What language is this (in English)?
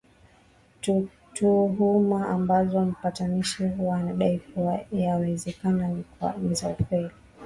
Swahili